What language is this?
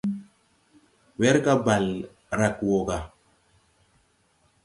Tupuri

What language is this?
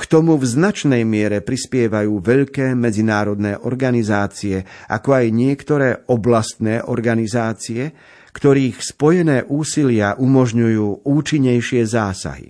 Slovak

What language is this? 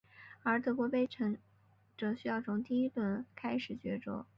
Chinese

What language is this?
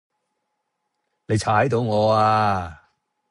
Cantonese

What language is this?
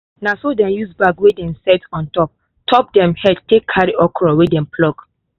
Nigerian Pidgin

